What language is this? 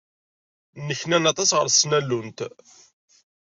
Kabyle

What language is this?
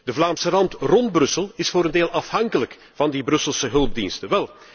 Dutch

